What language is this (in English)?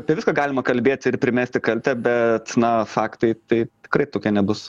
Lithuanian